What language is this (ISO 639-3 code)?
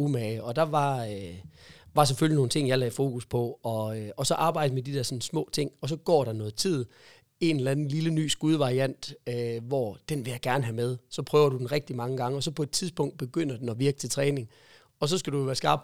dan